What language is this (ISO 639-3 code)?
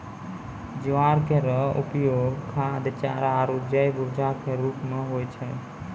mai